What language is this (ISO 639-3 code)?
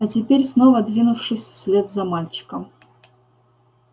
rus